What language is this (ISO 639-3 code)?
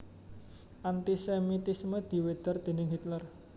jav